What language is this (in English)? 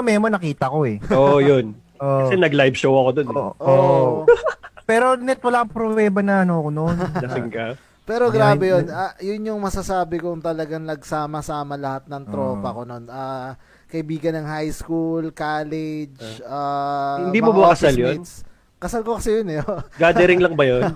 Filipino